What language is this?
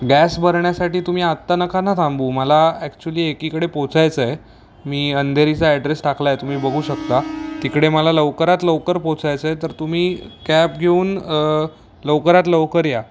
Marathi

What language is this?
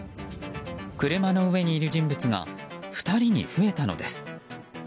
Japanese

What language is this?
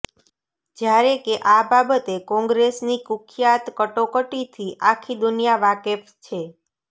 Gujarati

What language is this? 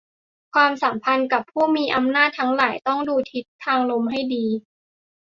Thai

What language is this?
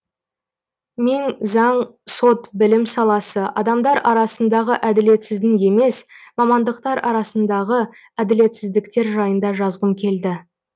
Kazakh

